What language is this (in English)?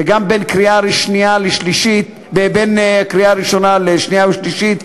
Hebrew